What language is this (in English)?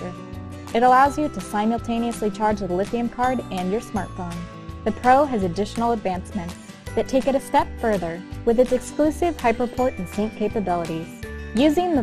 English